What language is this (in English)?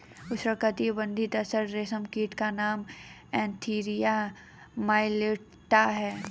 Hindi